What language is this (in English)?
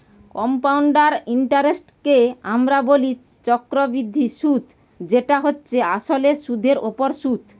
Bangla